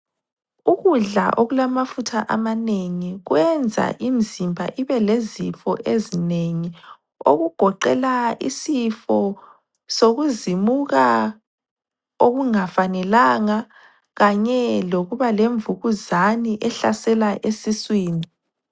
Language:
North Ndebele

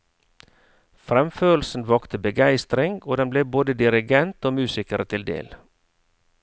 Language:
Norwegian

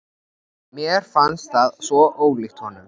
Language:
Icelandic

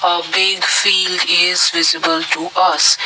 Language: English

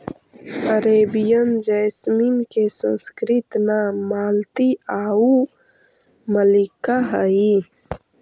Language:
Magahi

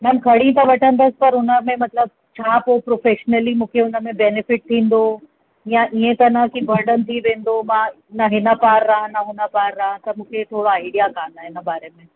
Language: Sindhi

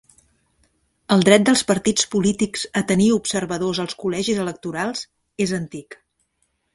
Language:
Catalan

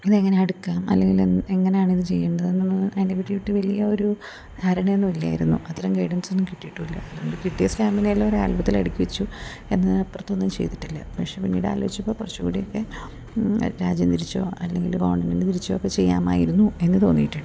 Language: Malayalam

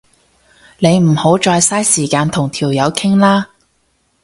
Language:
Cantonese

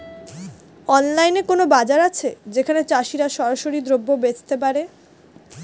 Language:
Bangla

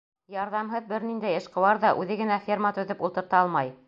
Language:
Bashkir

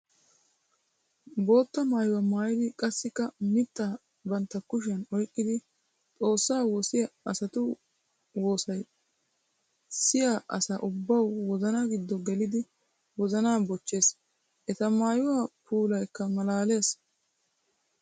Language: Wolaytta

